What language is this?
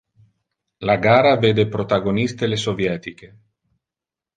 Italian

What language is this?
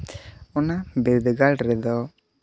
Santali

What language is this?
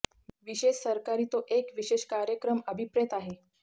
Marathi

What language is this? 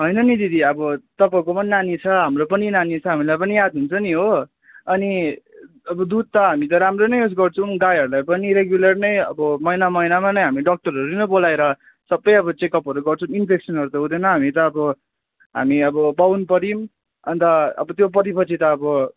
Nepali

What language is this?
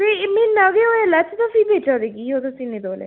Dogri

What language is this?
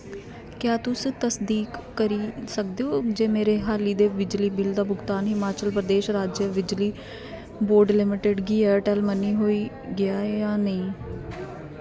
Dogri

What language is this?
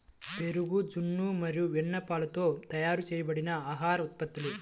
Telugu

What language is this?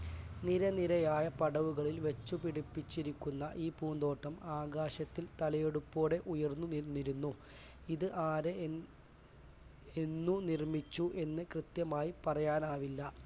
Malayalam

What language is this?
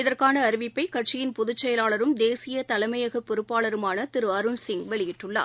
Tamil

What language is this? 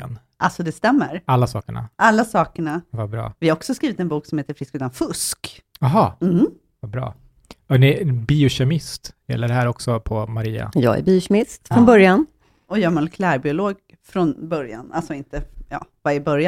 Swedish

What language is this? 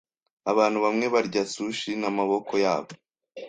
Kinyarwanda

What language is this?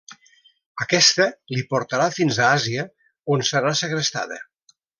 Catalan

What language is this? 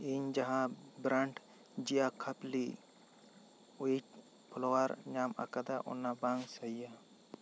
Santali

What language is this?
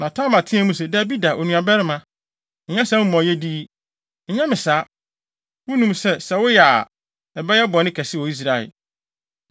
Akan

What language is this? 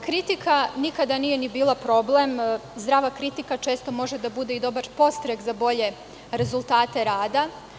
Serbian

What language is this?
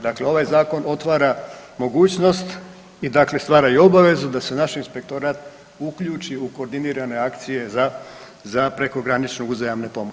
Croatian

